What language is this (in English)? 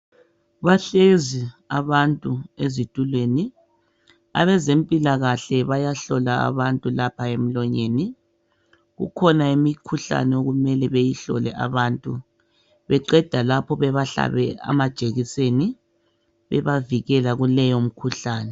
North Ndebele